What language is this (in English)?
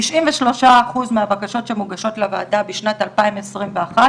Hebrew